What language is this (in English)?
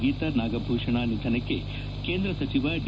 Kannada